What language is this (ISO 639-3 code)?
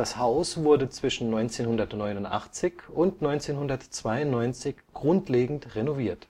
deu